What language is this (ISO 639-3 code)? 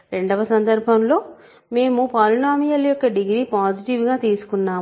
tel